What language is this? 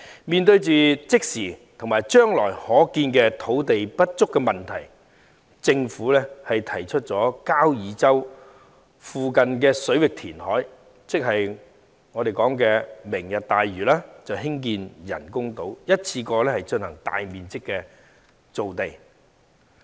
Cantonese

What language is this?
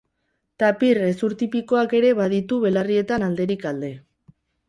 Basque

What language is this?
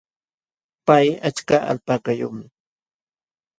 Jauja Wanca Quechua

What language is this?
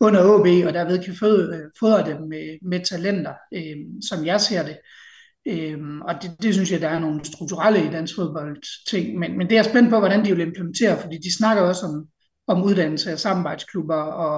Danish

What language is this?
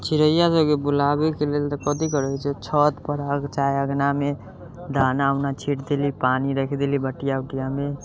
Maithili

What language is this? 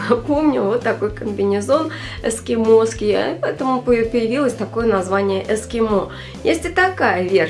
Russian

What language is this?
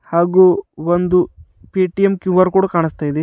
Kannada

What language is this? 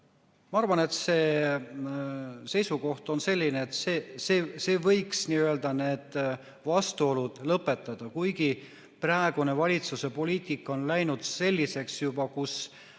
Estonian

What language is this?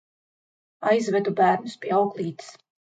Latvian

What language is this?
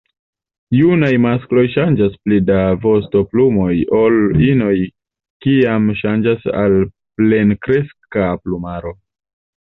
Esperanto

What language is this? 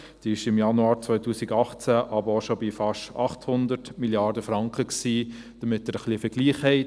Swiss German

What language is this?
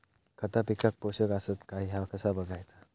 Marathi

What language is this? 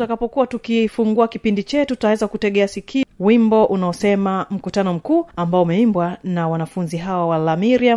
Swahili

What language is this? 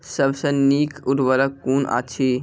Maithili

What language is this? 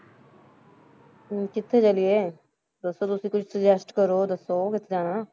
Punjabi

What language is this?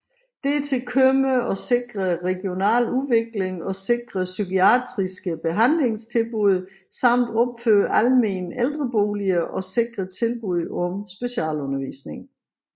Danish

